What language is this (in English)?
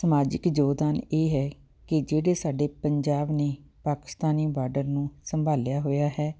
Punjabi